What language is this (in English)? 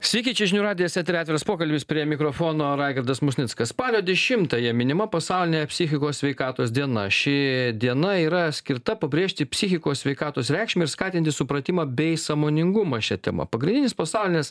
Lithuanian